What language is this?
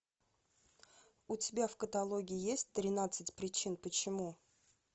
Russian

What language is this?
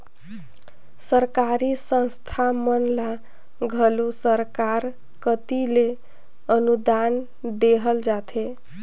Chhattisgarhi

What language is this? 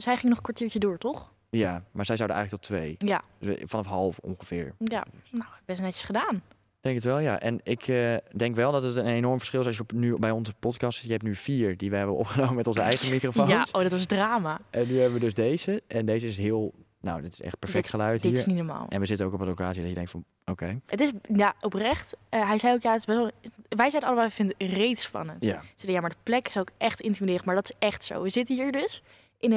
Dutch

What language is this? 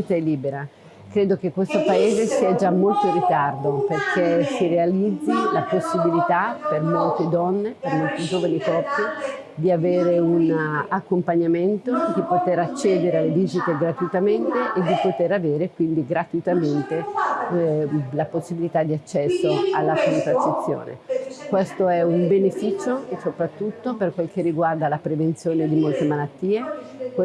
Italian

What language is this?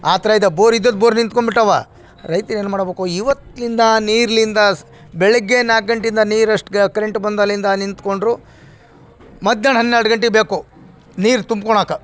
Kannada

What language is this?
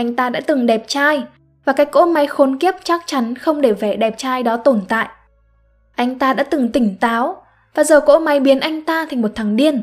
Vietnamese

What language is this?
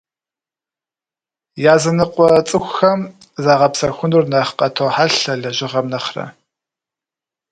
Kabardian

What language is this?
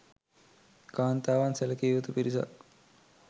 Sinhala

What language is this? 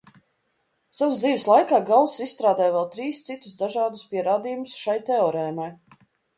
Latvian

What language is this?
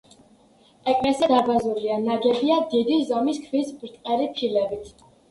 Georgian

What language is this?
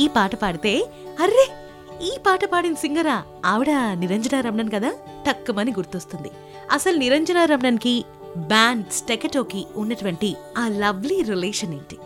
Telugu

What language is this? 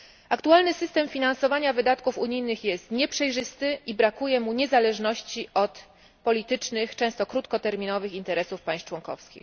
Polish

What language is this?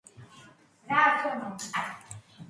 Georgian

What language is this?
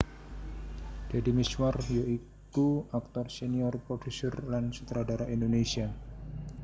Javanese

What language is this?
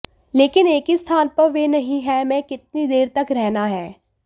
Hindi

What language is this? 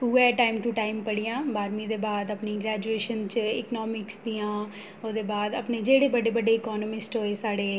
Dogri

